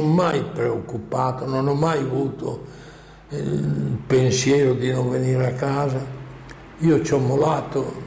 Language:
Italian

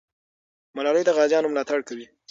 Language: Pashto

